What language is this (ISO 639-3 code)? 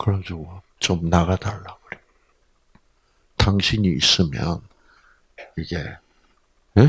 kor